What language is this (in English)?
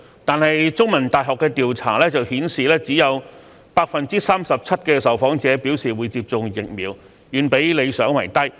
Cantonese